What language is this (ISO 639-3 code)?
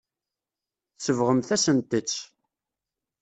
kab